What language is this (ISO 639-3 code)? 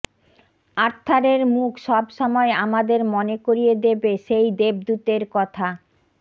ben